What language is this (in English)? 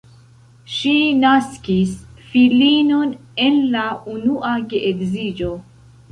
Esperanto